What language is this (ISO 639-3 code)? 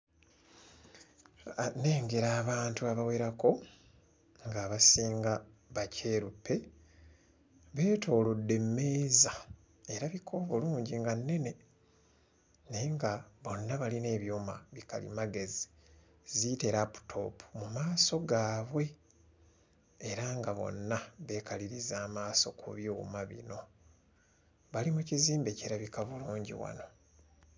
lug